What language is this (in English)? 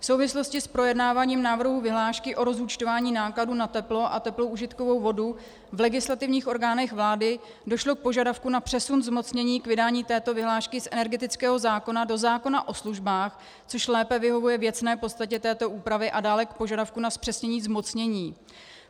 Czech